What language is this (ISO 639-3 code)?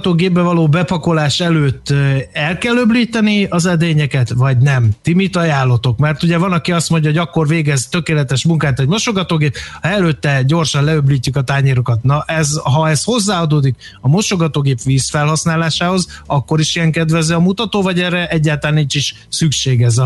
hun